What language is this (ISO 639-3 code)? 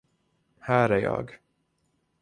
swe